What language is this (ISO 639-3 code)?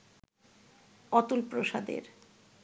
ben